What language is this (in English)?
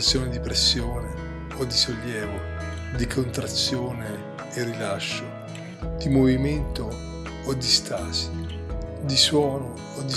Italian